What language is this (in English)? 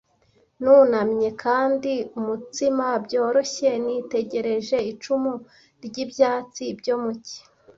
Kinyarwanda